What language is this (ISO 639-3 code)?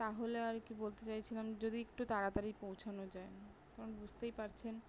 ben